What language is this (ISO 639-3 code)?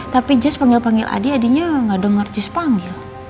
ind